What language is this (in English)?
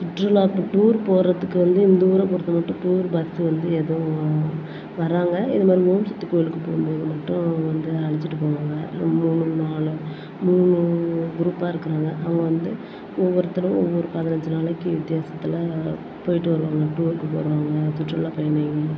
Tamil